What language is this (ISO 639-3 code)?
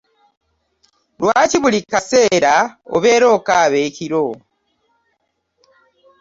lug